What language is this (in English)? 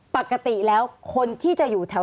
Thai